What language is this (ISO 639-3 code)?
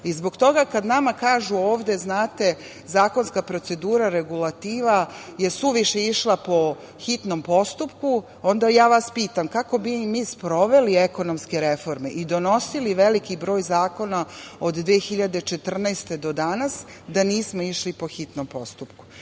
srp